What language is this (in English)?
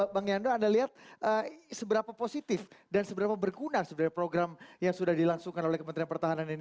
Indonesian